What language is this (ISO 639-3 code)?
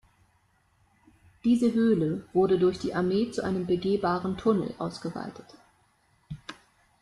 deu